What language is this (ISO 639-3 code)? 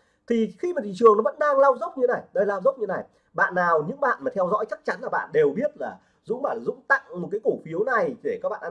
vie